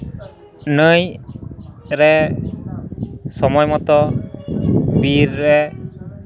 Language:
Santali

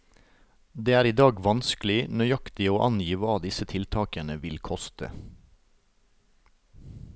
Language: Norwegian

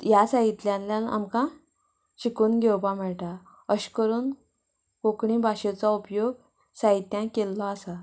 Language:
Konkani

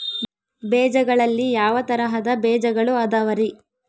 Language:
Kannada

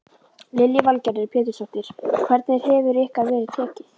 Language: Icelandic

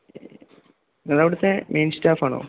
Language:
Malayalam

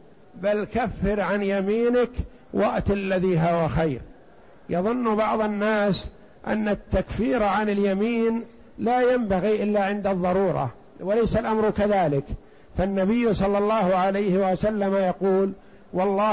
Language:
Arabic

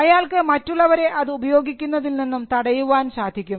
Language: Malayalam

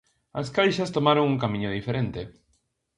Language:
Galician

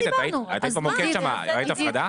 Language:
Hebrew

